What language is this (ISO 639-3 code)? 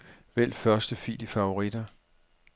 dan